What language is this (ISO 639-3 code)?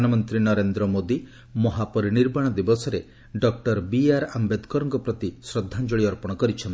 ori